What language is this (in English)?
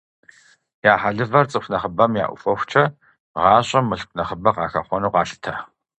Kabardian